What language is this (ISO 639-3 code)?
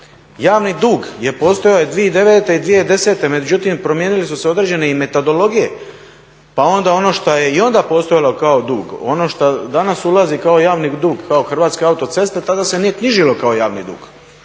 hrv